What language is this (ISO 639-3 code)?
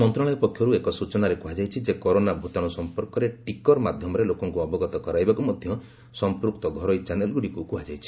ori